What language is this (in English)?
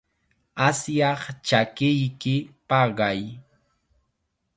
Chiquián Ancash Quechua